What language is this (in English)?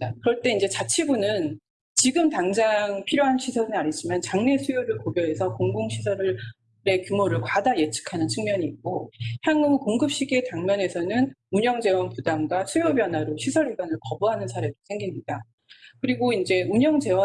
Korean